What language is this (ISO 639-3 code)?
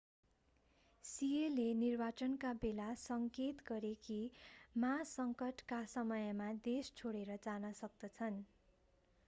nep